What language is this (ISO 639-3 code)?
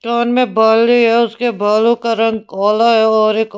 hin